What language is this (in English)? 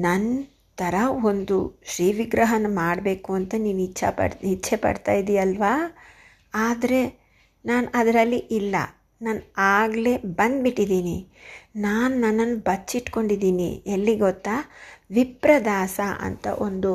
Kannada